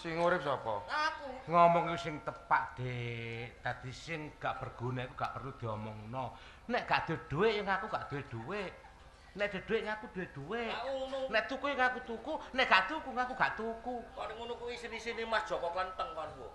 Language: Indonesian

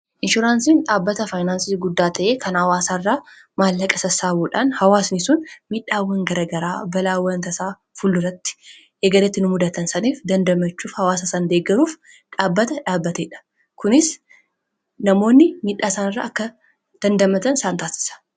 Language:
Oromo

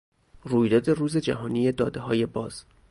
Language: Persian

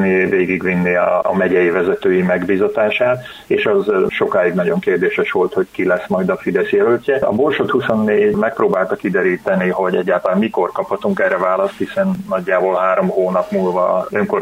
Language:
Hungarian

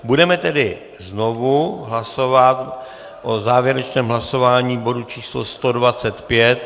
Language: Czech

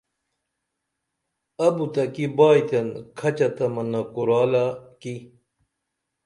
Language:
Dameli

